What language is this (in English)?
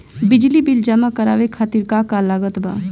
Bhojpuri